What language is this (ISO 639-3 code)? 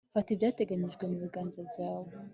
kin